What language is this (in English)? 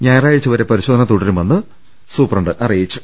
Malayalam